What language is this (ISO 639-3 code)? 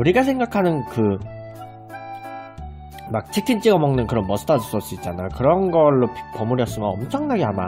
kor